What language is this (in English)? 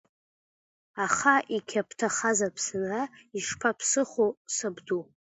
Abkhazian